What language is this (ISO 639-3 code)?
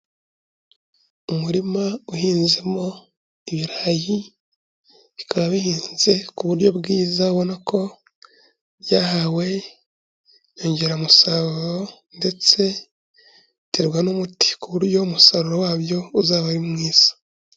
kin